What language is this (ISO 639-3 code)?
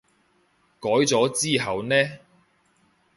yue